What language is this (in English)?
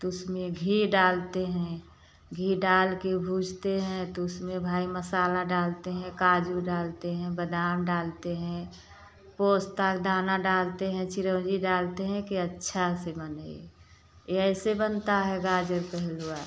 Hindi